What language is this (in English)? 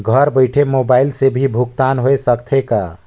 Chhattisgarhi